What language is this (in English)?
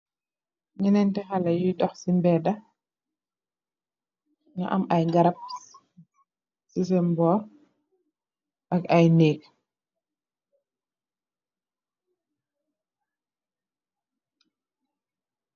Wolof